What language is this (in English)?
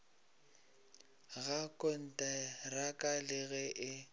Northern Sotho